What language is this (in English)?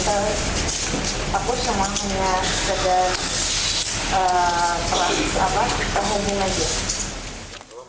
Indonesian